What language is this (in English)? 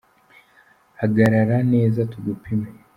Kinyarwanda